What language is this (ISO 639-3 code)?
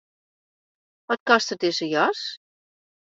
fry